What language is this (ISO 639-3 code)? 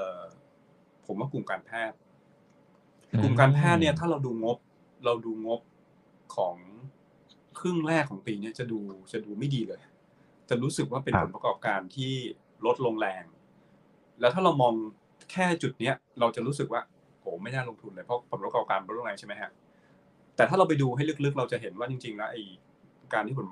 tha